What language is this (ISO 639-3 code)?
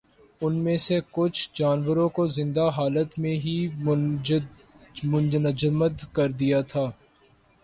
urd